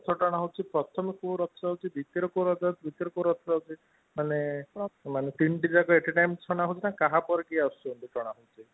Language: Odia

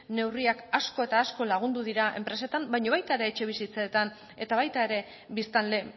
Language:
Basque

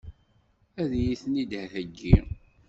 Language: Kabyle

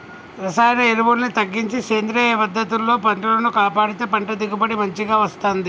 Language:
Telugu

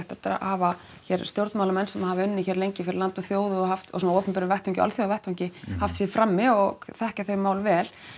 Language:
Icelandic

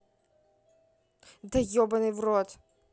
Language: Russian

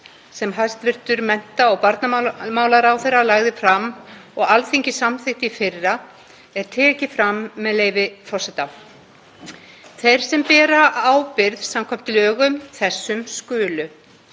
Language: Icelandic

